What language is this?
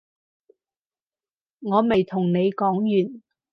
Cantonese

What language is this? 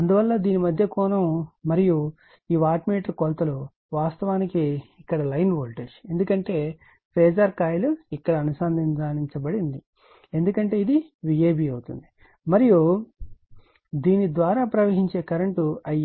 Telugu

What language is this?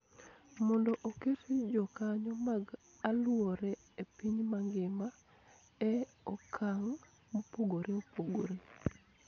Luo (Kenya and Tanzania)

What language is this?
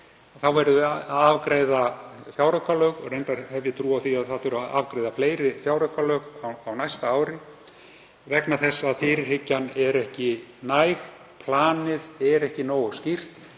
Icelandic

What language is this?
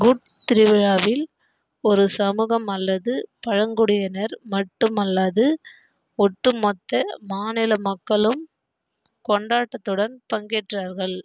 Tamil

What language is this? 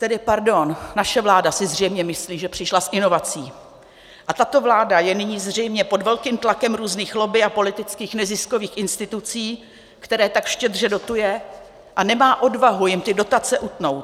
Czech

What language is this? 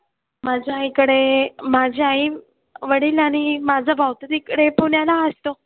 Marathi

